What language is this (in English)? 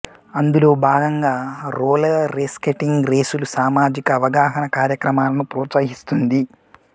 Telugu